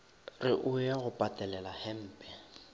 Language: Northern Sotho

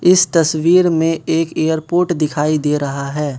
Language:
Hindi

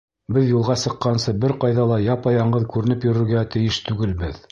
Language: Bashkir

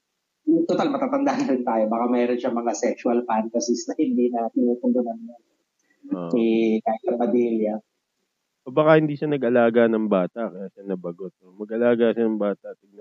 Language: Filipino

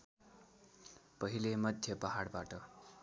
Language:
Nepali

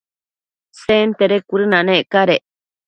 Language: Matsés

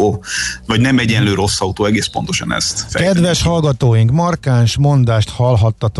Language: Hungarian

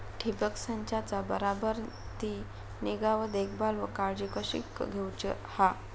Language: Marathi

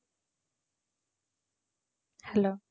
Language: Tamil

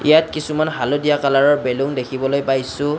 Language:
Assamese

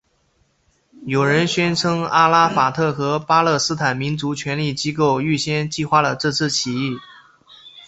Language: Chinese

